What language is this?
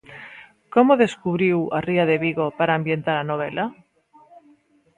Galician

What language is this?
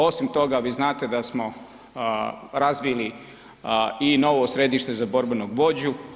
Croatian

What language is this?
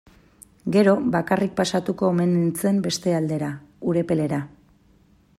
Basque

